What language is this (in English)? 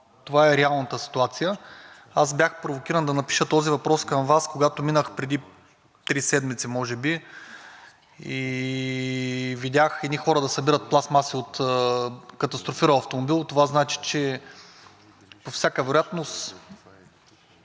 Bulgarian